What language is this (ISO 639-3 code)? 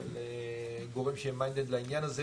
heb